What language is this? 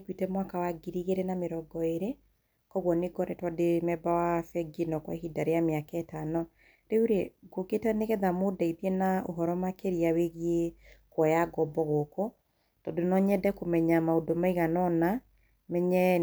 Kikuyu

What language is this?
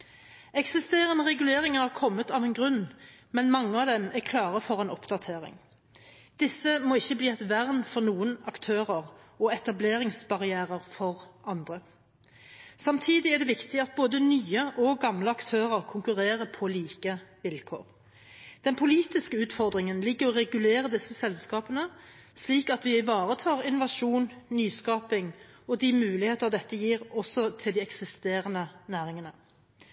Norwegian Bokmål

